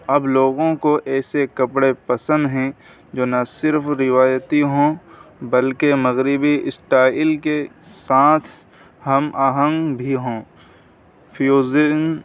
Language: Urdu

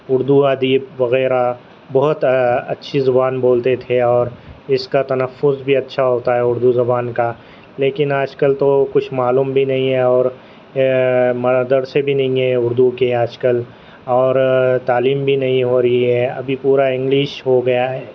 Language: Urdu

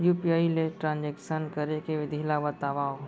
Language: Chhattisgarhi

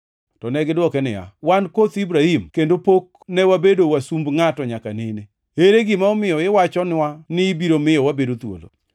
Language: Luo (Kenya and Tanzania)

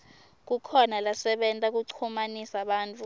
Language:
Swati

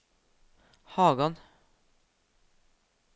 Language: Norwegian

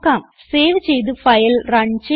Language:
Malayalam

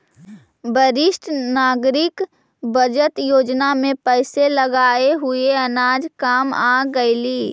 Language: Magahi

